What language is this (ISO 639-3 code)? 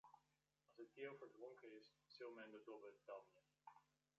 fry